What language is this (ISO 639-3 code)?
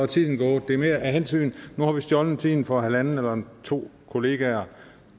dan